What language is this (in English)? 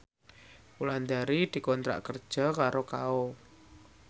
Javanese